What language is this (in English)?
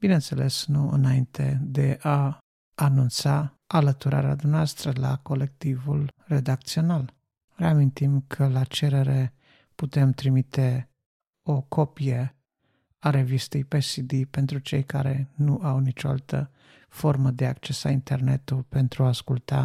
Romanian